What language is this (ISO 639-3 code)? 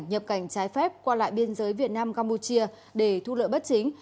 vie